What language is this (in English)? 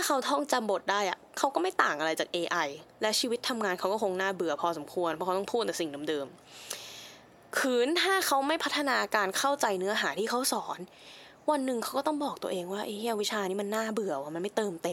Thai